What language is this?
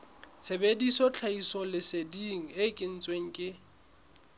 Southern Sotho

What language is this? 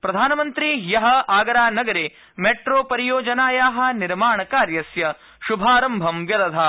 Sanskrit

